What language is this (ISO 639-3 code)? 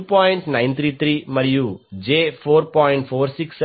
tel